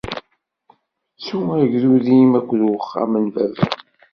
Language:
Kabyle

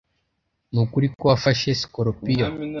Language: Kinyarwanda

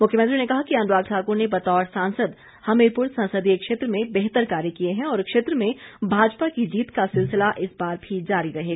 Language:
Hindi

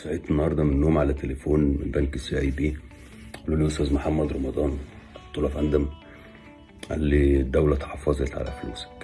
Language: Arabic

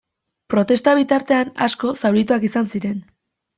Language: Basque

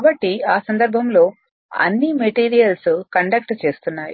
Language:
Telugu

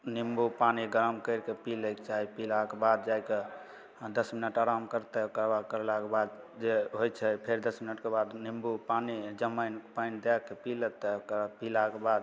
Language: Maithili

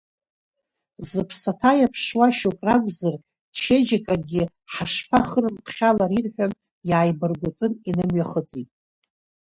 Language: Abkhazian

